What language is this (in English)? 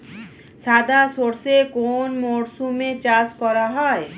Bangla